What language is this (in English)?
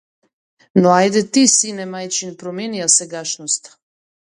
Macedonian